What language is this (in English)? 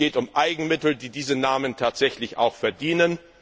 German